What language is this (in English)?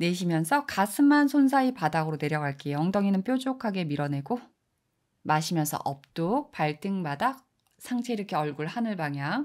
Korean